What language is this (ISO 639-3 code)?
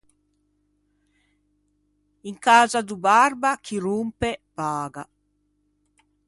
lij